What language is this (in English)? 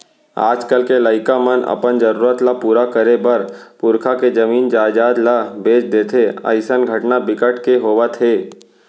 Chhattisgarhi